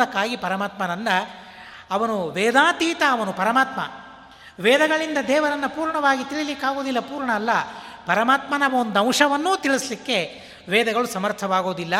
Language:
Kannada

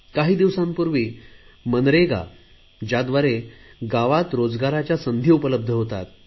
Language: Marathi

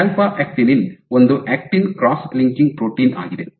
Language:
Kannada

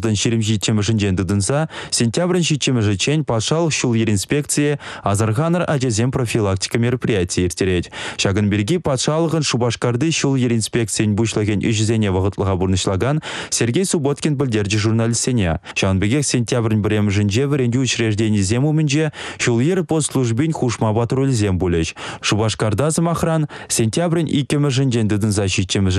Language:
Russian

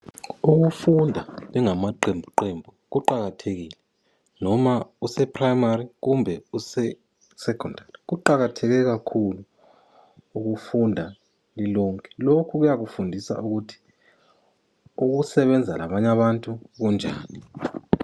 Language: North Ndebele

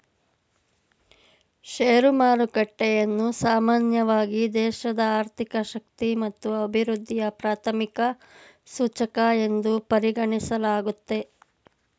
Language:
Kannada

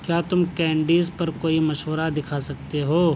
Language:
Urdu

